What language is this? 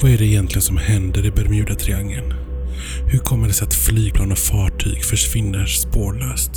Swedish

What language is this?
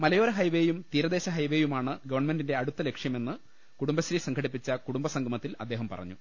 Malayalam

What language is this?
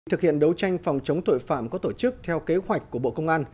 Vietnamese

